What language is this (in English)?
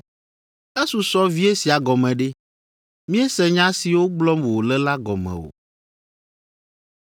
Ewe